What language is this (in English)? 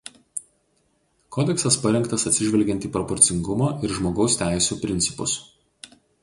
Lithuanian